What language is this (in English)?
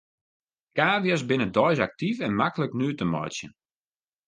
Western Frisian